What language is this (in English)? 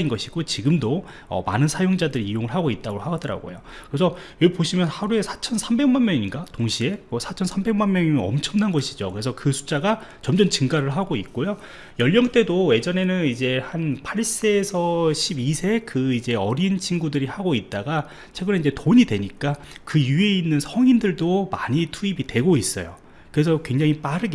Korean